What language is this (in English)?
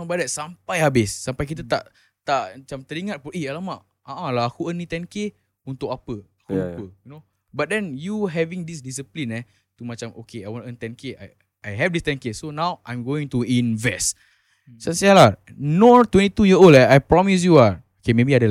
Malay